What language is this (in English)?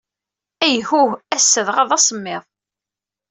Kabyle